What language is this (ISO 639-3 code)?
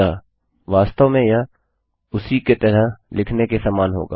hin